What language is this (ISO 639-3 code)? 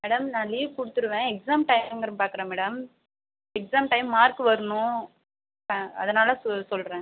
tam